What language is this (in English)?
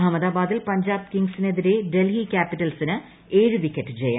Malayalam